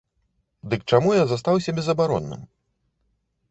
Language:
Belarusian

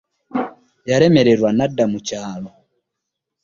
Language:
Ganda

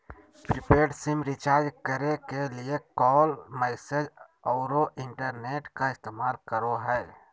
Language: Magahi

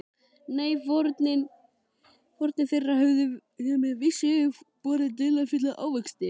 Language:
Icelandic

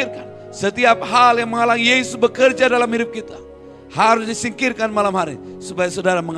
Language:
Indonesian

